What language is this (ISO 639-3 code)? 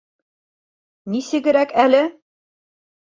bak